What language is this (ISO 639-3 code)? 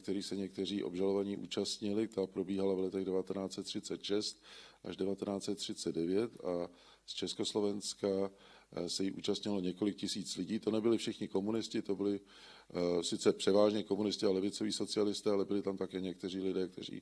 ces